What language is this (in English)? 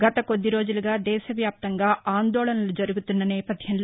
Telugu